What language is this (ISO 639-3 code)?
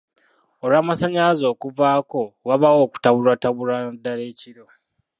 lug